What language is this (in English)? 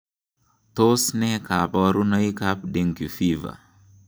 Kalenjin